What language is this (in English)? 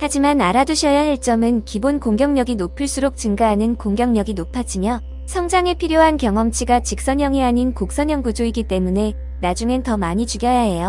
Korean